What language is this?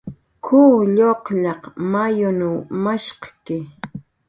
Jaqaru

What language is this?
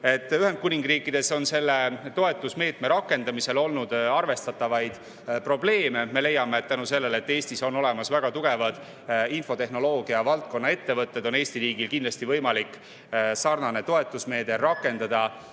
Estonian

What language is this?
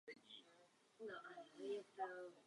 Czech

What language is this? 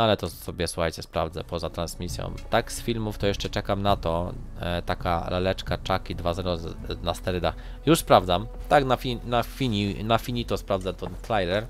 Polish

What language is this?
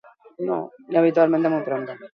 Basque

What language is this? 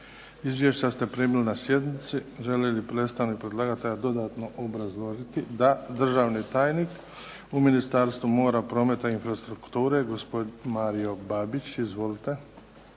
Croatian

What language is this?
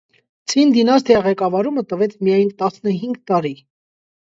Armenian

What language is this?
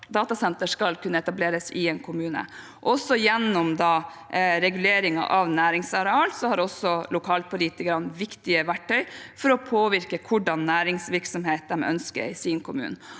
Norwegian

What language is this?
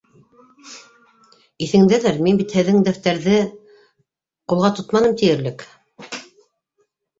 Bashkir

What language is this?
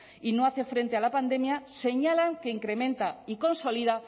Spanish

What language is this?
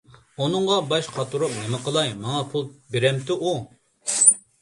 Uyghur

